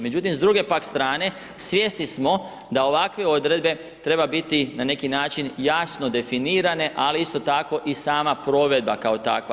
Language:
Croatian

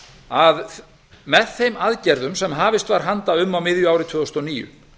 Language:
Icelandic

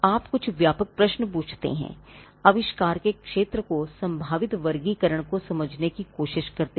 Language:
Hindi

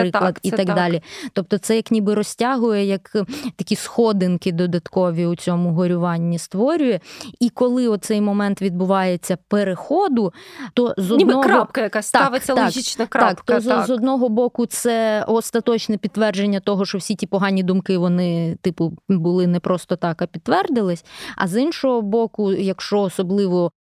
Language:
Ukrainian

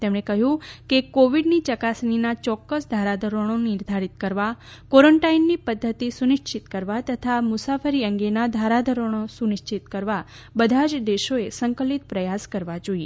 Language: Gujarati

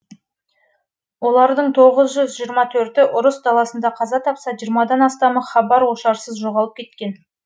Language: Kazakh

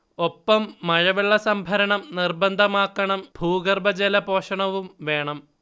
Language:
Malayalam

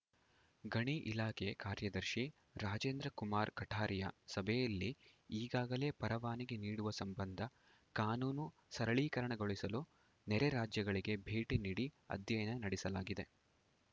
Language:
Kannada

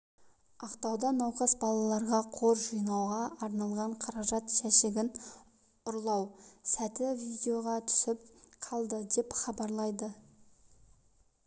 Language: Kazakh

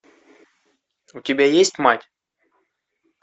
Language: Russian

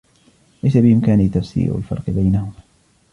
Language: Arabic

